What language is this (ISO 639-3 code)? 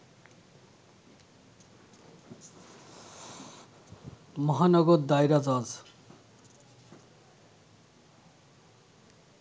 ben